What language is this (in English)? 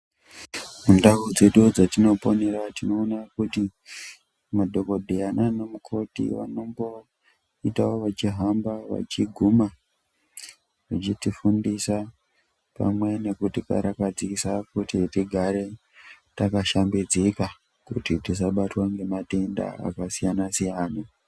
Ndau